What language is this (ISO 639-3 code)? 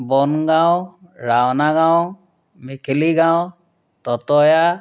asm